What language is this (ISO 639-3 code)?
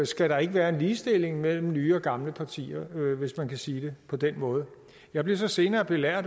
dan